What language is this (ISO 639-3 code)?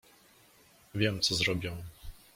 pol